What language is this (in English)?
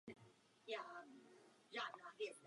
Czech